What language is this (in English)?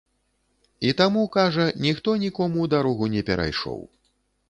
Belarusian